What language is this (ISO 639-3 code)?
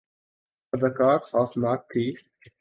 urd